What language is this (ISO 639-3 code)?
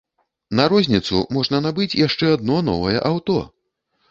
bel